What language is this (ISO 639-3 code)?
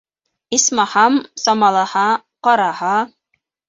bak